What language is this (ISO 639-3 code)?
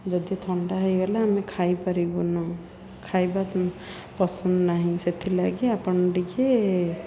ori